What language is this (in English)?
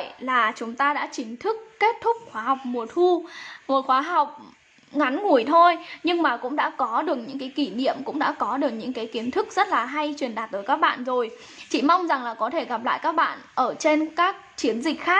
Vietnamese